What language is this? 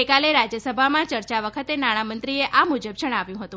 Gujarati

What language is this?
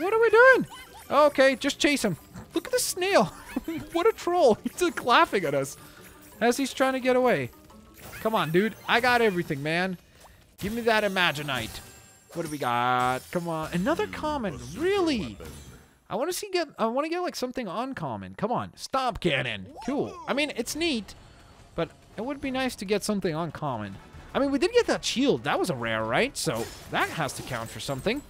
English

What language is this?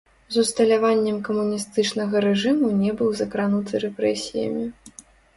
Belarusian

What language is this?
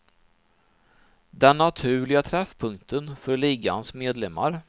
Swedish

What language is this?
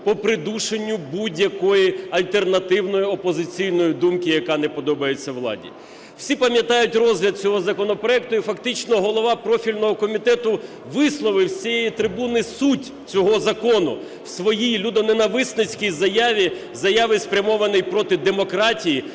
Ukrainian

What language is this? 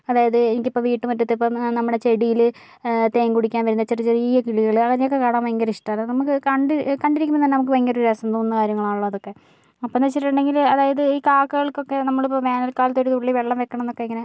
Malayalam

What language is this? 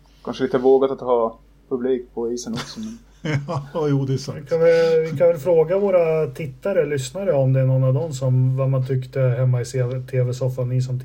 Swedish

